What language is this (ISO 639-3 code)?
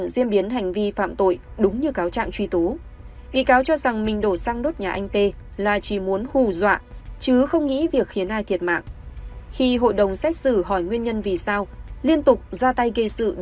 vie